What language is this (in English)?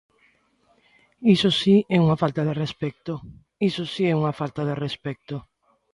Galician